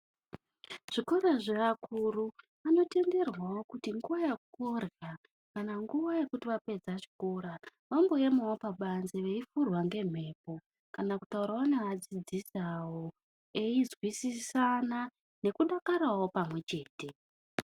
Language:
Ndau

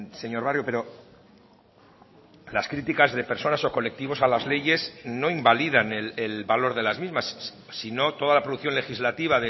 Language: Spanish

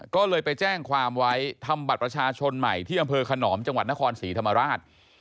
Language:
Thai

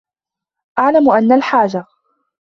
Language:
Arabic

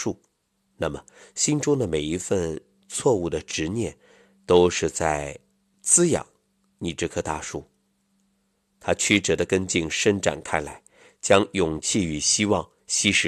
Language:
Chinese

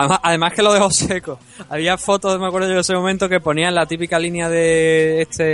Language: Spanish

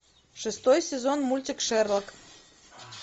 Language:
Russian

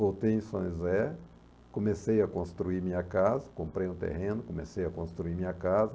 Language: Portuguese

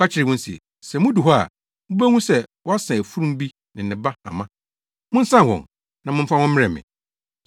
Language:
Akan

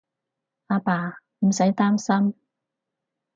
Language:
Cantonese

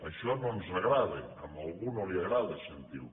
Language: Catalan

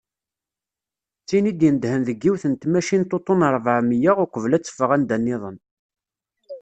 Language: Kabyle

